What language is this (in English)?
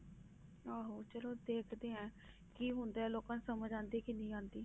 Punjabi